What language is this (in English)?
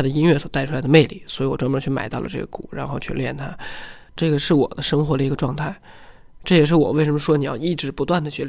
Chinese